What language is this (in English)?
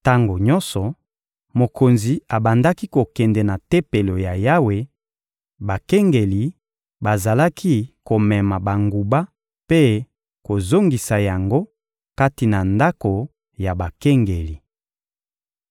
Lingala